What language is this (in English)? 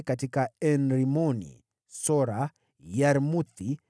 Swahili